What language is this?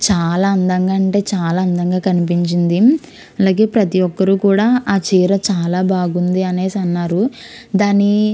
Telugu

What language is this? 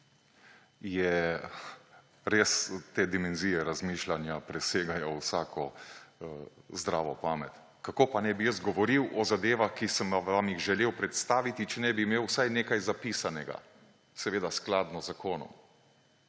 Slovenian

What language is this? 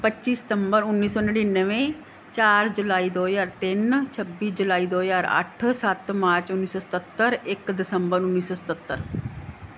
Punjabi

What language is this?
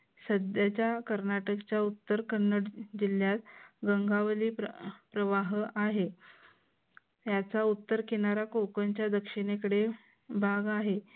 Marathi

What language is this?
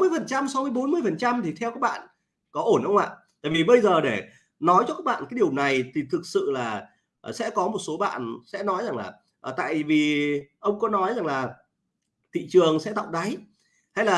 Vietnamese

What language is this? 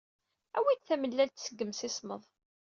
Kabyle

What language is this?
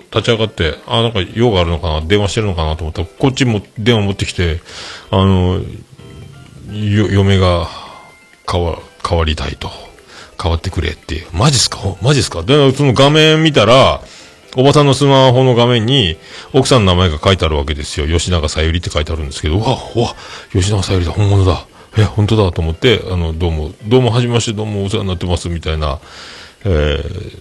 Japanese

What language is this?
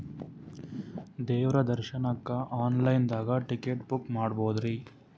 Kannada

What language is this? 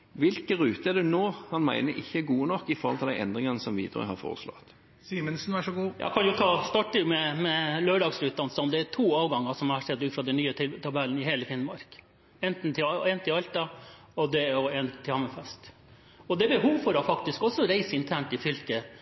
Norwegian Bokmål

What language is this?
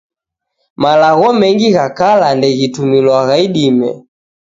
Taita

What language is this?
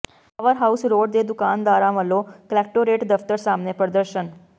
Punjabi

